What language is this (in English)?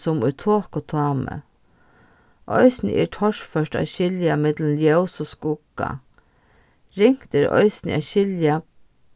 Faroese